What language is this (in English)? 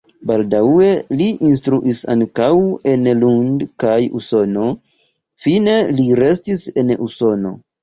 Esperanto